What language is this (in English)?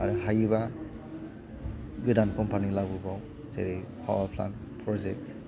Bodo